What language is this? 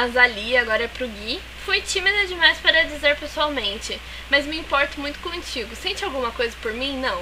Portuguese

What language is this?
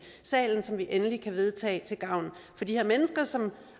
Danish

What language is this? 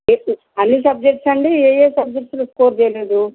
Telugu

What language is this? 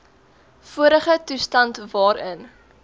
Afrikaans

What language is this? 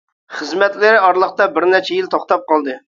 Uyghur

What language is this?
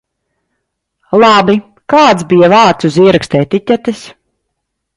Latvian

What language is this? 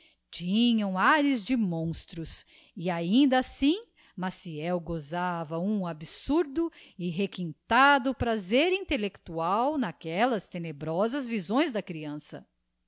Portuguese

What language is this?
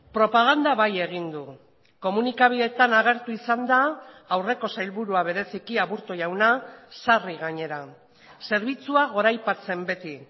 Basque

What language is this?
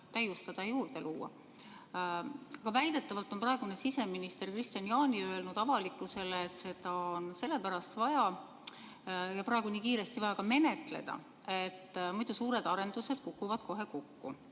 Estonian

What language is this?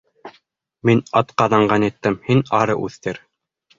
Bashkir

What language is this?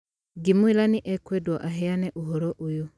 Kikuyu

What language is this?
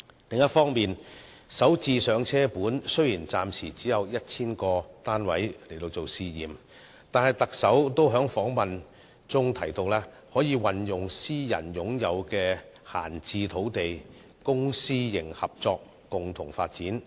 Cantonese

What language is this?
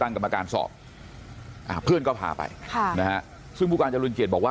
Thai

